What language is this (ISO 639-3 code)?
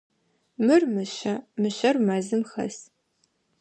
ady